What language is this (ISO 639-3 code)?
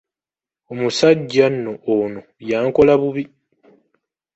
lug